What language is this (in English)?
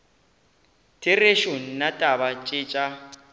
Northern Sotho